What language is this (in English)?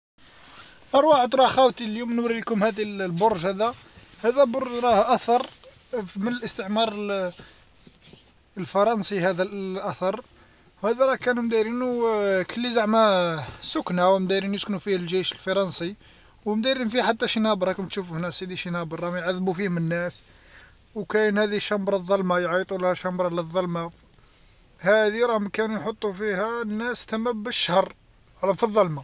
Algerian Arabic